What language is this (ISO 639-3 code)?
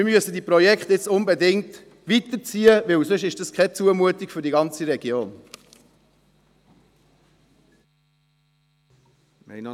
gsw